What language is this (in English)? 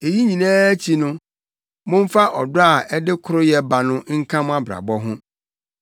Akan